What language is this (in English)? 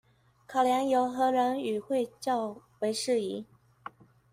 Chinese